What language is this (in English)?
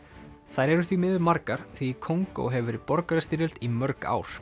Icelandic